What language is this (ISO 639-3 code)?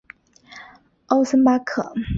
zho